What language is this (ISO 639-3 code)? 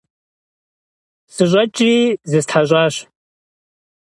kbd